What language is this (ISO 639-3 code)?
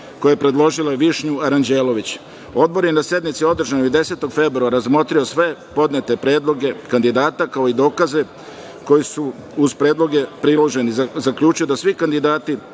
srp